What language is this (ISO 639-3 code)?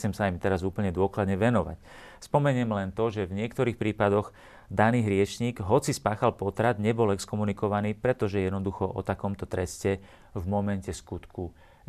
slk